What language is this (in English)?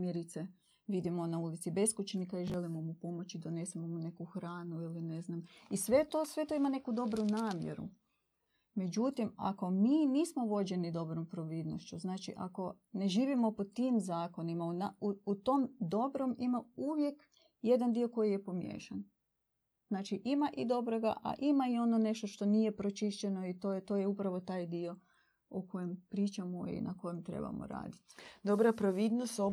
Croatian